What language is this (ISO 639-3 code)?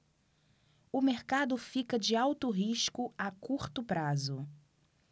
por